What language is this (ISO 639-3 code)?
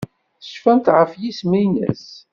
kab